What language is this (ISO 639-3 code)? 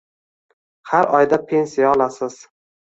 uzb